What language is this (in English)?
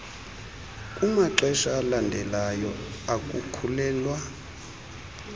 Xhosa